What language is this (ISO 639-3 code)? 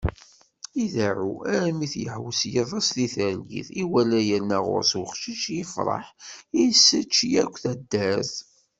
kab